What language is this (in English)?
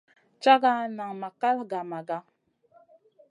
Masana